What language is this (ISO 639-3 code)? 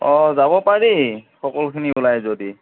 asm